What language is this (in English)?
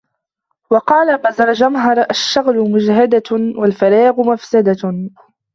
Arabic